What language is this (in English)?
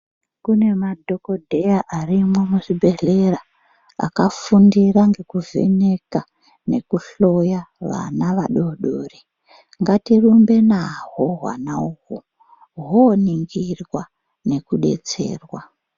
Ndau